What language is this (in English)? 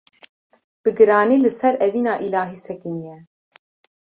Kurdish